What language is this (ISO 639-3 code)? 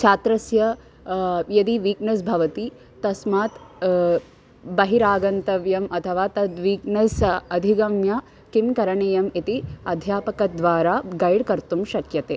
san